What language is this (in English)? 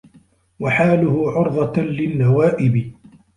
Arabic